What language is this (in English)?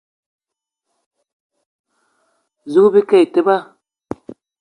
Eton (Cameroon)